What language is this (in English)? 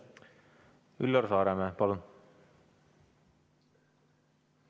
Estonian